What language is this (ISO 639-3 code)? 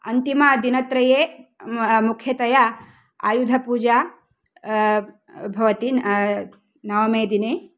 san